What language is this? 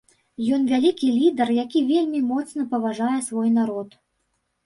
Belarusian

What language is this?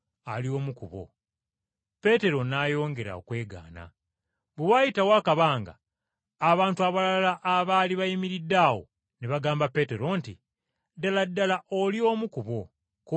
Ganda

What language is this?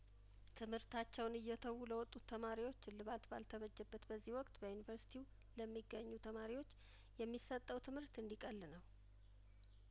Amharic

